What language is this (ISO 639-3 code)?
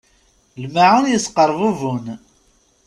kab